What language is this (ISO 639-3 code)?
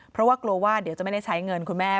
tha